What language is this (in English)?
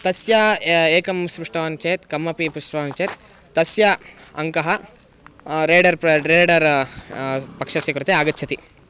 Sanskrit